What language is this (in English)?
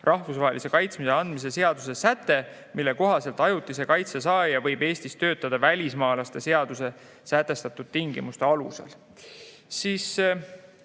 Estonian